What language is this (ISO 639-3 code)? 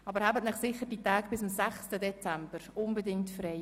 gsw